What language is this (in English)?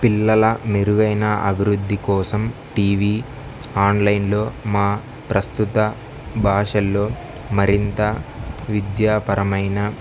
Telugu